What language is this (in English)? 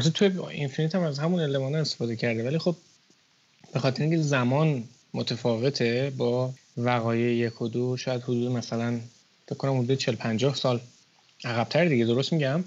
Persian